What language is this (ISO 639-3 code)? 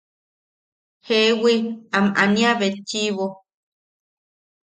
yaq